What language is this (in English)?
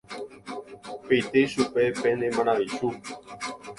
Guarani